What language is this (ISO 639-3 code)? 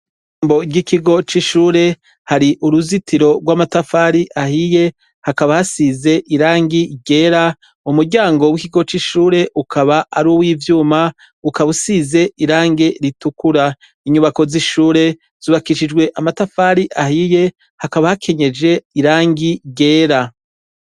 run